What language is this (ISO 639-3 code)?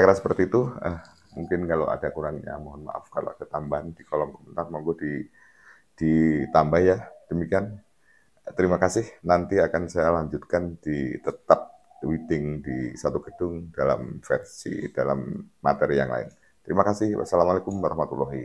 ind